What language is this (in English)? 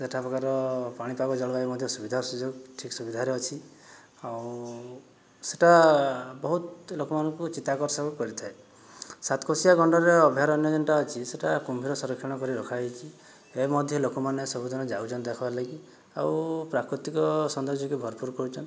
Odia